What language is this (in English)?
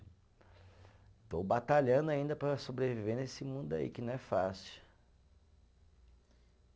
Portuguese